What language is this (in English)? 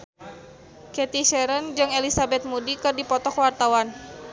Sundanese